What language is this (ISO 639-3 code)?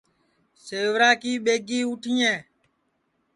ssi